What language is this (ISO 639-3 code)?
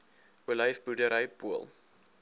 afr